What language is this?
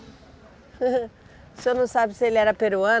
Portuguese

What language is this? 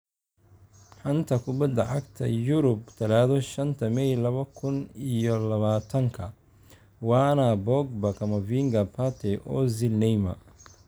Somali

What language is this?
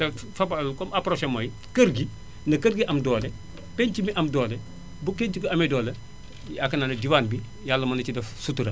Wolof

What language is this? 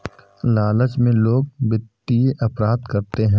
Hindi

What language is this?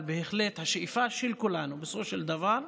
Hebrew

